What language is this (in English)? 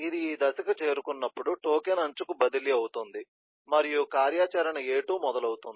Telugu